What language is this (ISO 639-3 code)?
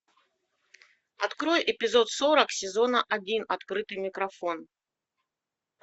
rus